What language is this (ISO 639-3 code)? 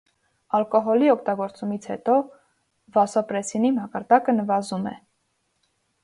hye